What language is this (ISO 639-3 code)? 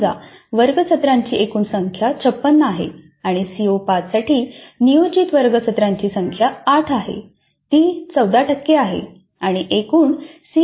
mar